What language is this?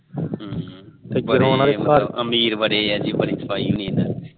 Punjabi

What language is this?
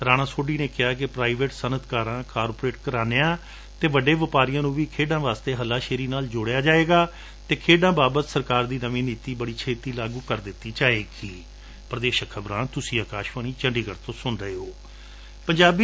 Punjabi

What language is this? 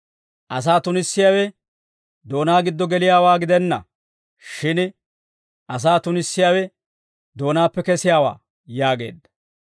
Dawro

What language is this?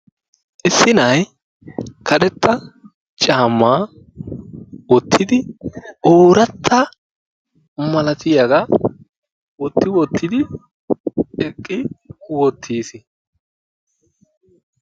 Wolaytta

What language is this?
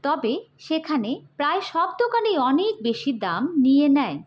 Bangla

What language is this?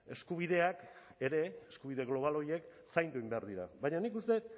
Basque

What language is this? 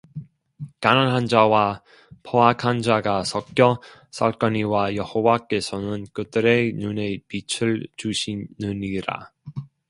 Korean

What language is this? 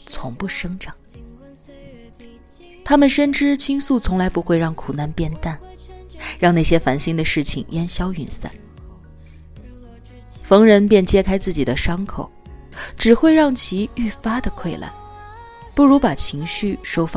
Chinese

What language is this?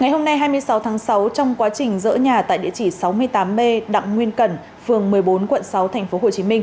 Vietnamese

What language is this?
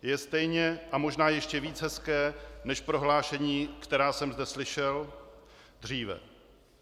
Czech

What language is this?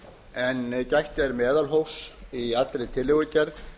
Icelandic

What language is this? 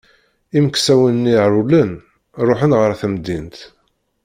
Kabyle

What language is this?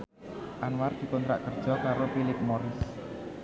Javanese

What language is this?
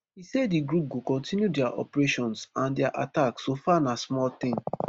Nigerian Pidgin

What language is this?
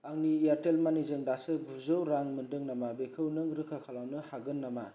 Bodo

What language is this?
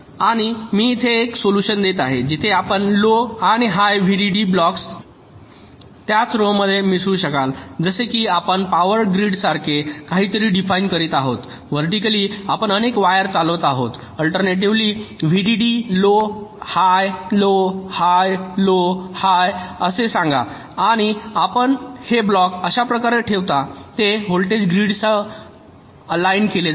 Marathi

